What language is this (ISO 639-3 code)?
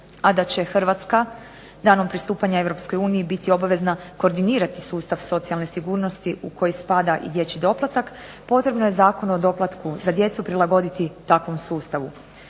hrv